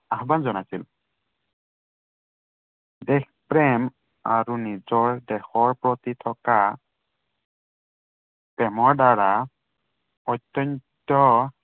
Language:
Assamese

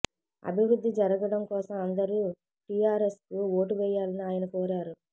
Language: Telugu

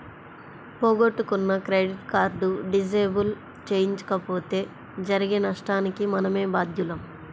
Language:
Telugu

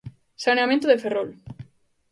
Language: Galician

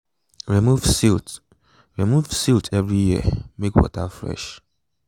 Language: Nigerian Pidgin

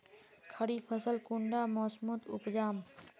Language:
Magahi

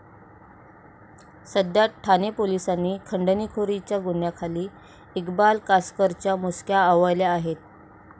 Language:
Marathi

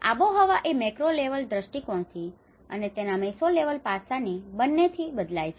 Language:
Gujarati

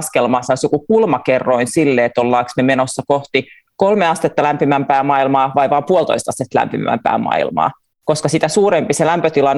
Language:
Finnish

